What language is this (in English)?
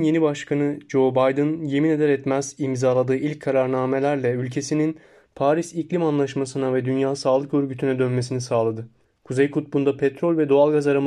Turkish